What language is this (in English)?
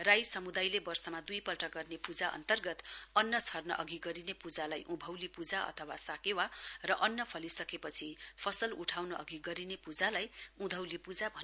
Nepali